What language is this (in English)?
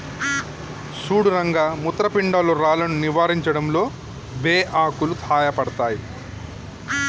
Telugu